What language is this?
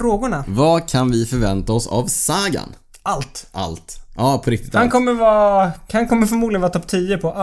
Swedish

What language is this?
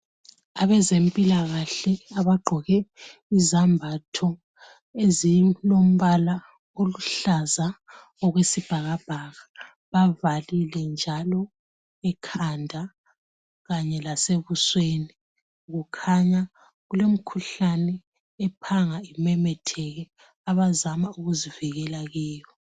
North Ndebele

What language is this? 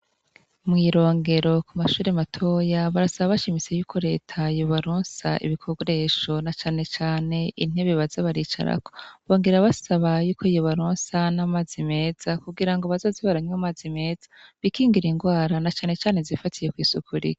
Rundi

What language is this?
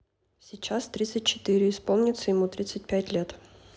Russian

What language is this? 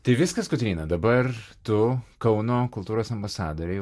Lithuanian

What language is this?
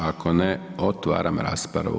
Croatian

